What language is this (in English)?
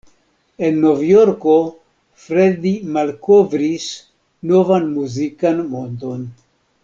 Esperanto